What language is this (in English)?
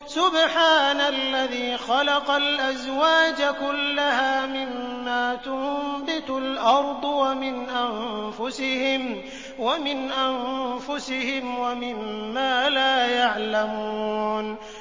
Arabic